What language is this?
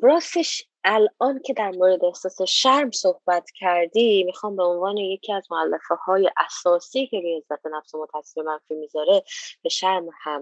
Persian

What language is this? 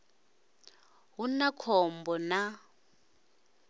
Venda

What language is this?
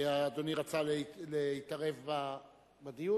Hebrew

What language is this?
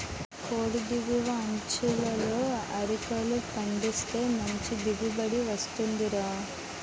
Telugu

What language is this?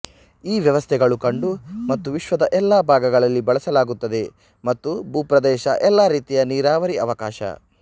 Kannada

